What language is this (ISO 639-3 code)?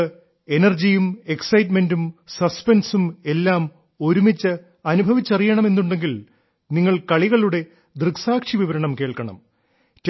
mal